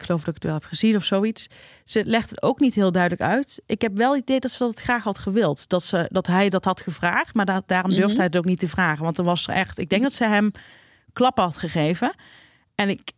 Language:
Dutch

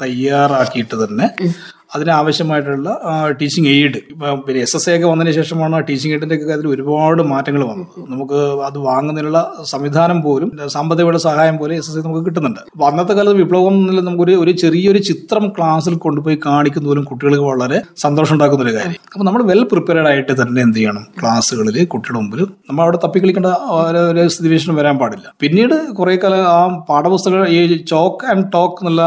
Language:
Malayalam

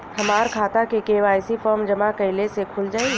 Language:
Bhojpuri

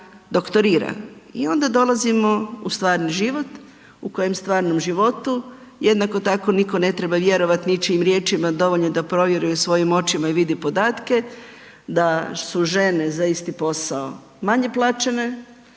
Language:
Croatian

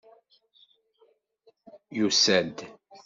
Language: Kabyle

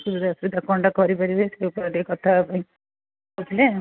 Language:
Odia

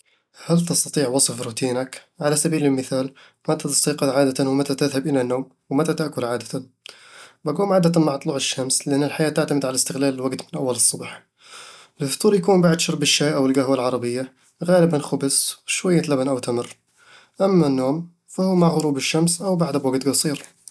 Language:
Eastern Egyptian Bedawi Arabic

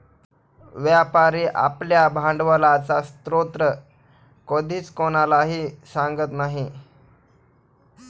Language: Marathi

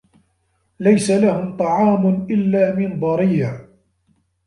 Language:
Arabic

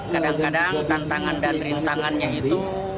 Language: Indonesian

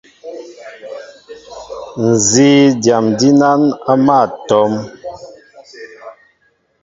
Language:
Mbo (Cameroon)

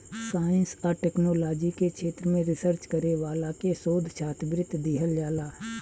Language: Bhojpuri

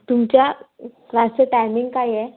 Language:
Marathi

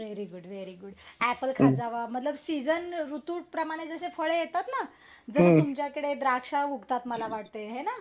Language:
Marathi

